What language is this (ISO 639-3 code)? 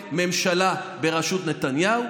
heb